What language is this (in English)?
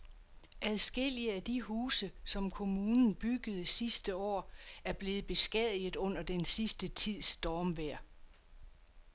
Danish